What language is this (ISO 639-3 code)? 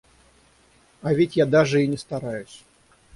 rus